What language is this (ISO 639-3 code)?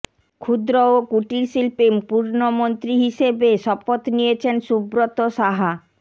ben